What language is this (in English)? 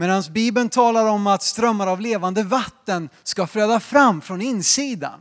Swedish